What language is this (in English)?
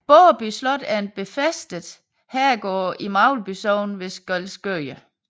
Danish